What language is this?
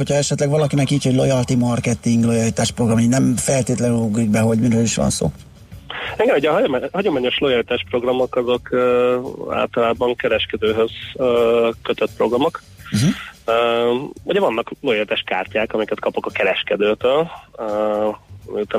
Hungarian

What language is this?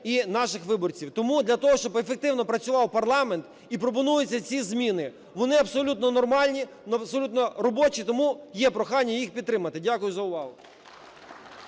Ukrainian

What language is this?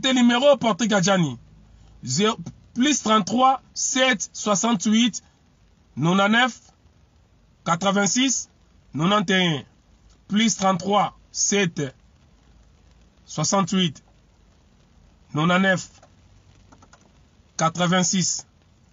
French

